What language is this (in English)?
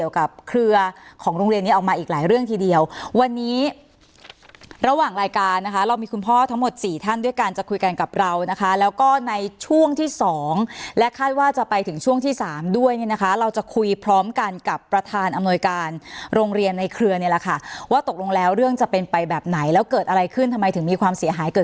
Thai